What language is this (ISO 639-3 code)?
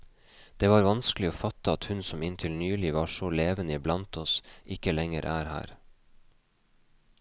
nor